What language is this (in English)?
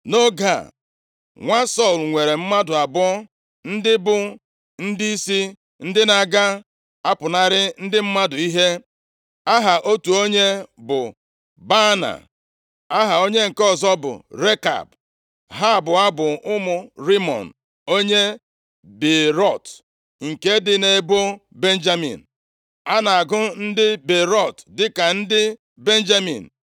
Igbo